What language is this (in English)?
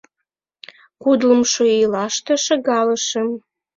Mari